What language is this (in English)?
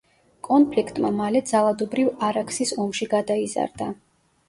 Georgian